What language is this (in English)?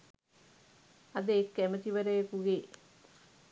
Sinhala